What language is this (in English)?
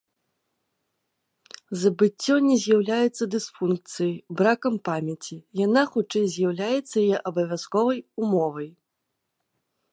Belarusian